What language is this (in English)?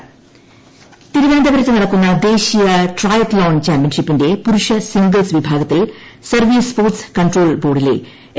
Malayalam